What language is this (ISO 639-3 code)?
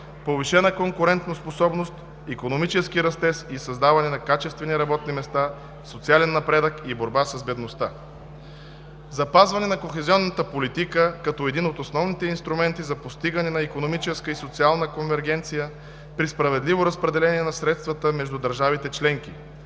bul